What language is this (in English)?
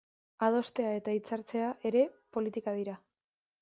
Basque